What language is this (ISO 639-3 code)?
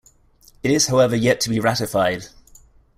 eng